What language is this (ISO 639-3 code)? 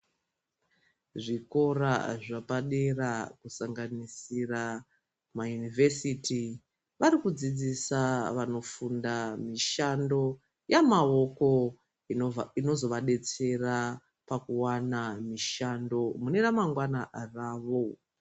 ndc